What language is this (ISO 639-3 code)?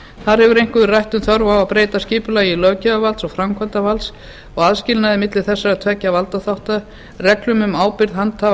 isl